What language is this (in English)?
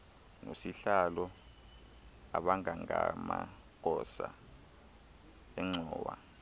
Xhosa